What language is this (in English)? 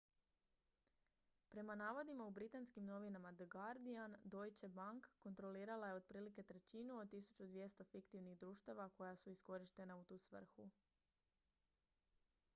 Croatian